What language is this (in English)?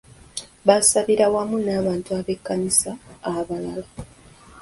Ganda